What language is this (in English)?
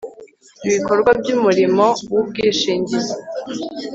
Kinyarwanda